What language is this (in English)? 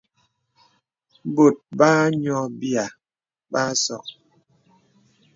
Bebele